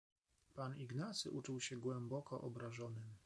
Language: Polish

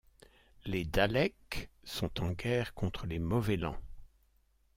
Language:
French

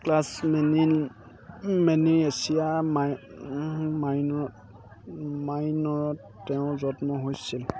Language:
Assamese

